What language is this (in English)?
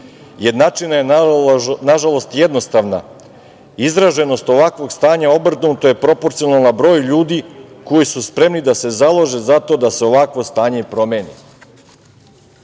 Serbian